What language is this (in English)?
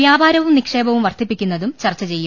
Malayalam